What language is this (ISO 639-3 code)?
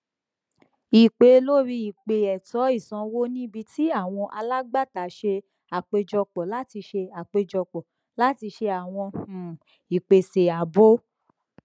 yor